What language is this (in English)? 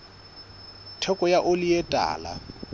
Southern Sotho